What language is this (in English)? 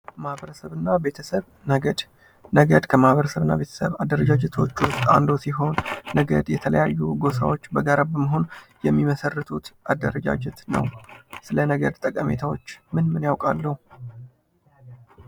Amharic